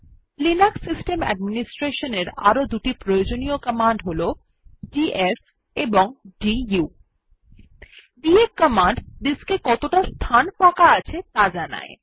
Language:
Bangla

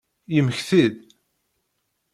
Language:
Kabyle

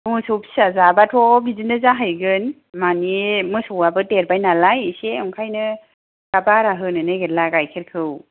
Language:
Bodo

